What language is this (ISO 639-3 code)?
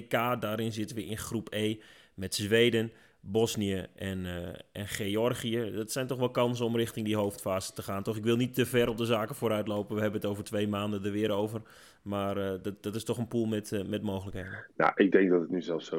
nld